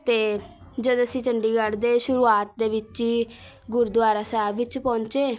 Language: Punjabi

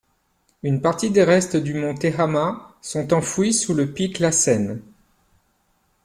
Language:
French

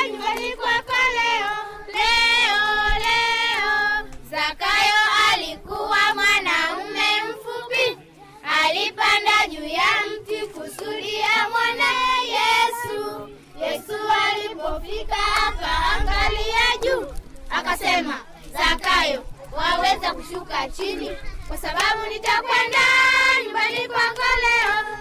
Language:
Swahili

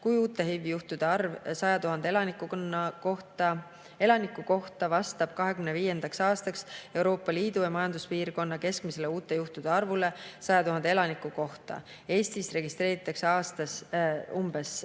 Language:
Estonian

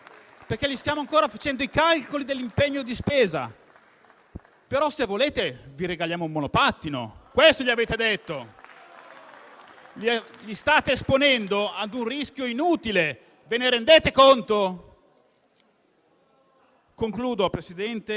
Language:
Italian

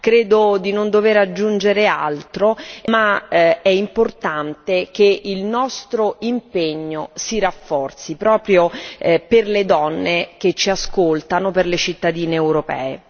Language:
Italian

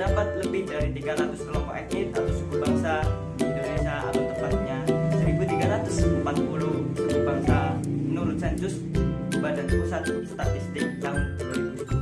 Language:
Indonesian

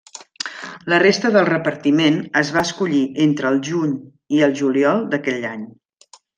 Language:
Catalan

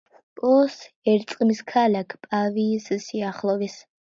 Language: Georgian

